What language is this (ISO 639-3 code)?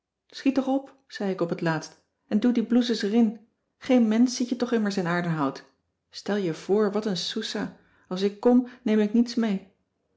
nld